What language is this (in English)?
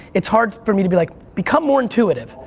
English